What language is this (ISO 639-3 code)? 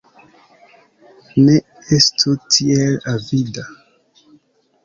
epo